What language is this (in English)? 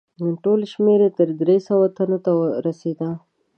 Pashto